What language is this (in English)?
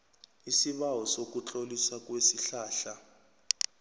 South Ndebele